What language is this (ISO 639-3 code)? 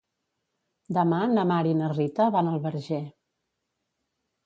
cat